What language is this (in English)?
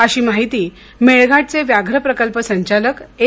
Marathi